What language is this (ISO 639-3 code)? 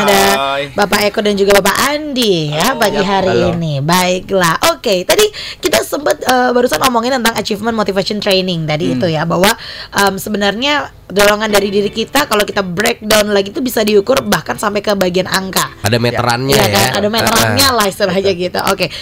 ind